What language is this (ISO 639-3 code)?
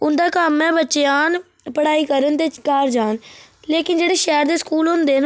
doi